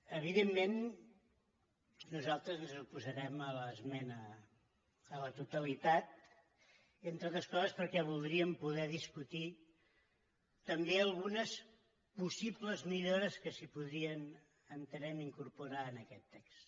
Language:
Catalan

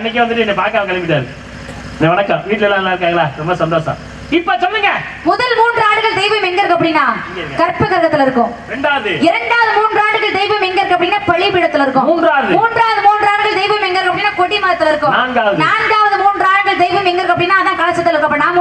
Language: Tamil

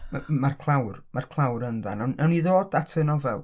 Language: Welsh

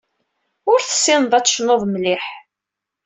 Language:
Kabyle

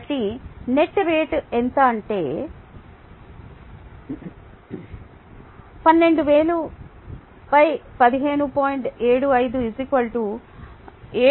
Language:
Telugu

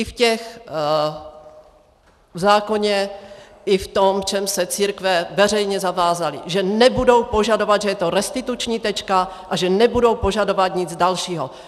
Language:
Czech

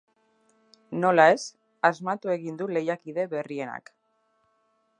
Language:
Basque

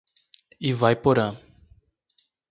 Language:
Portuguese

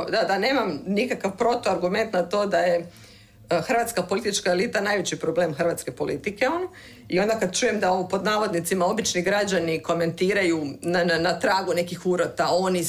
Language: Croatian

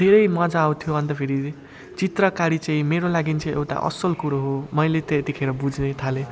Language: Nepali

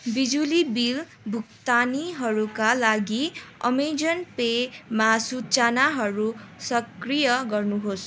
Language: Nepali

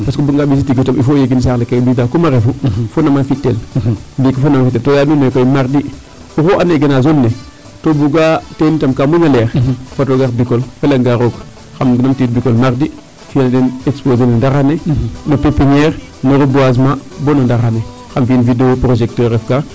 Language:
Serer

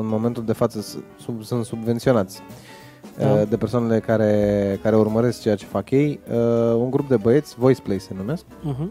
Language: Romanian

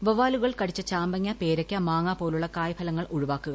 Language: Malayalam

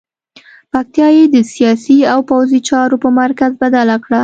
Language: Pashto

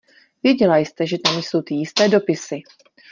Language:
Czech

